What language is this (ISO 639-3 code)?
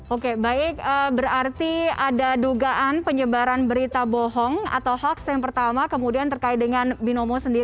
ind